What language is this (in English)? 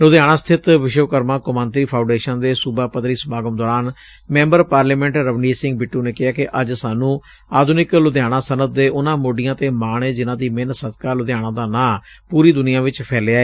Punjabi